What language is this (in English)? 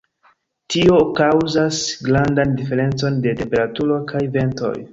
Esperanto